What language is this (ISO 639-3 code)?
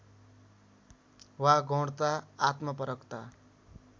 nep